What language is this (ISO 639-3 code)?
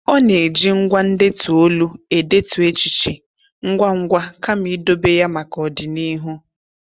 ibo